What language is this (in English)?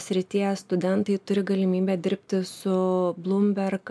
Lithuanian